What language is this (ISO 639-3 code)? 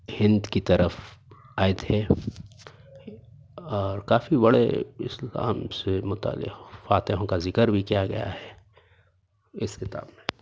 urd